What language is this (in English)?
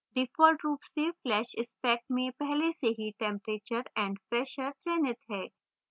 Hindi